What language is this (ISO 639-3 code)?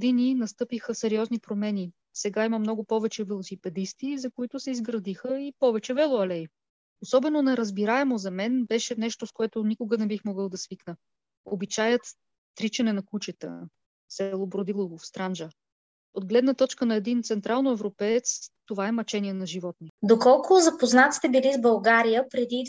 bul